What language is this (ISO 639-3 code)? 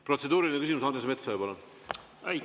est